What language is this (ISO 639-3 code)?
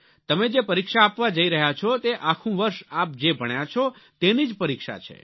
guj